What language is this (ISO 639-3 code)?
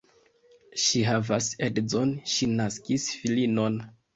epo